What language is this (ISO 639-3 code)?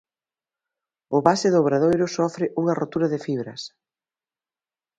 glg